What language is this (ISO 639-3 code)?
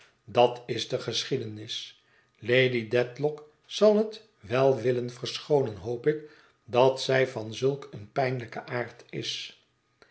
nld